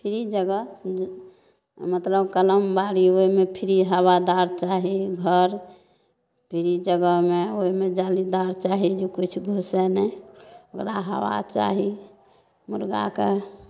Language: Maithili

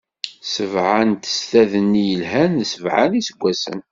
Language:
Kabyle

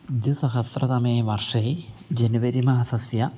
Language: Sanskrit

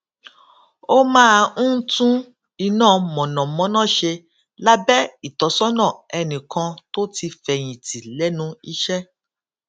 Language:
Yoruba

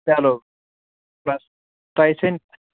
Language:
Kashmiri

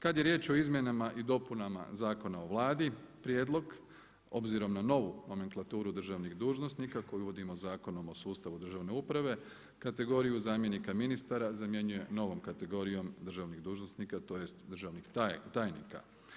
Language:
Croatian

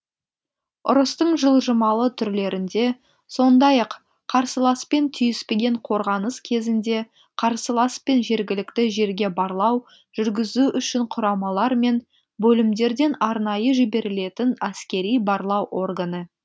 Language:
Kazakh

